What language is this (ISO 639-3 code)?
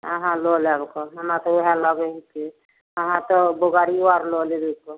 mai